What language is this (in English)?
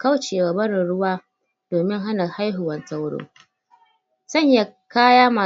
Hausa